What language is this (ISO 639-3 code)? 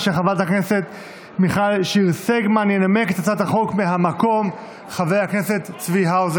heb